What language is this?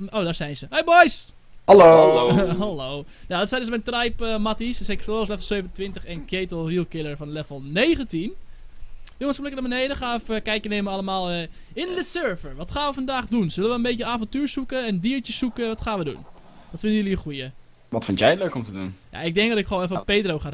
Dutch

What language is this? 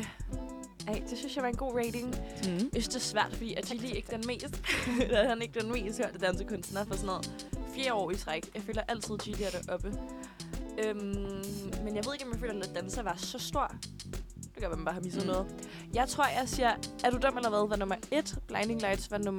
Danish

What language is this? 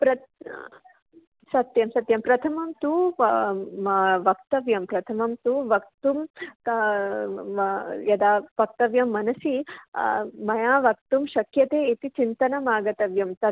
Sanskrit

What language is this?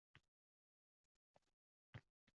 Uzbek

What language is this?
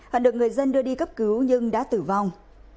Vietnamese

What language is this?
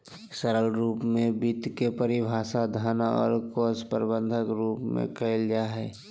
Magahi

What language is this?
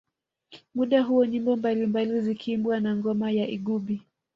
Swahili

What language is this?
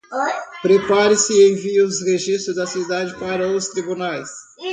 Portuguese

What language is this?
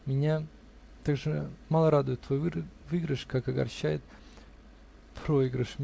Russian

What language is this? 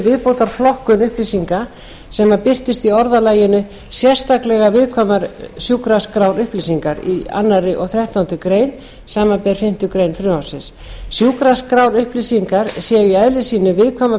Icelandic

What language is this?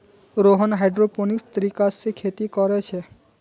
Magahi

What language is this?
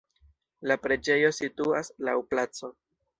Esperanto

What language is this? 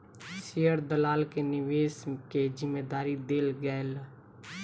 Maithili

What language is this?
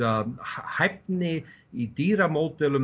Icelandic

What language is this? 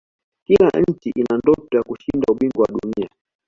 Swahili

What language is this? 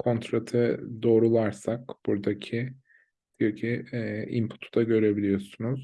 Turkish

